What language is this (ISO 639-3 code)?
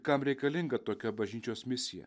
lit